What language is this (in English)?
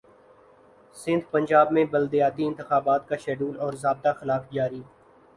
Urdu